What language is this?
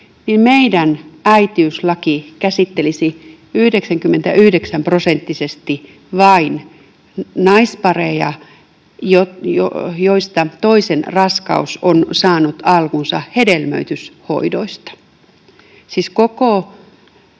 Finnish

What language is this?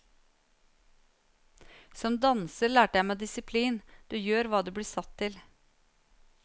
Norwegian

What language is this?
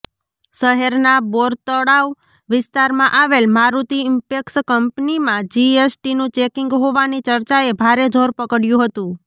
Gujarati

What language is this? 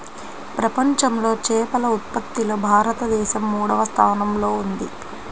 Telugu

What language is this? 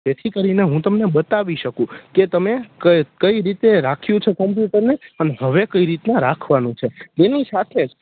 Gujarati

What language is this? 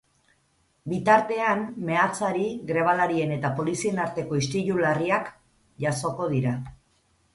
Basque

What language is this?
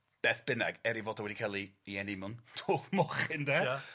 Welsh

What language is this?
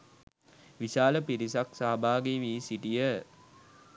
Sinhala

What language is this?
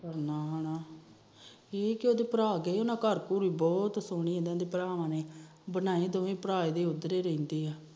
Punjabi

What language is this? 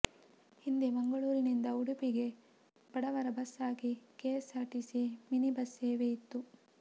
Kannada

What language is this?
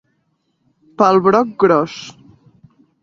Catalan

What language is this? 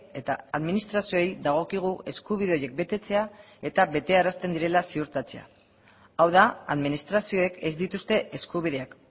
Basque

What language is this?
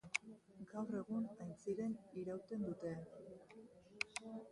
Basque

